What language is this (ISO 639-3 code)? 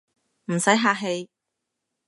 yue